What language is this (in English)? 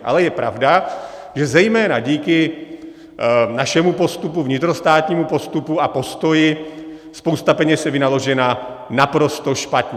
Czech